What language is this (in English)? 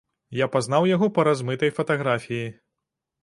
Belarusian